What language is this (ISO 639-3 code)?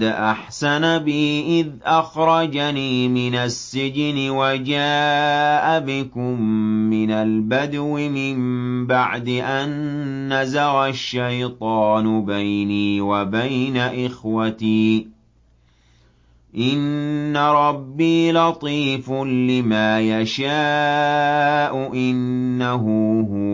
ara